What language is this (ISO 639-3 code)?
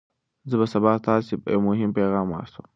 pus